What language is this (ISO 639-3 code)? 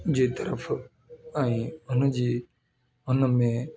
snd